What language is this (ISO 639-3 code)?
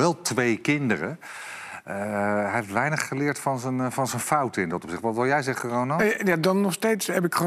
nld